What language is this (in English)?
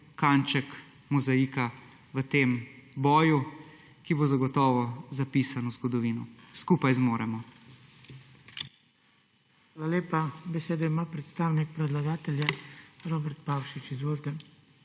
Slovenian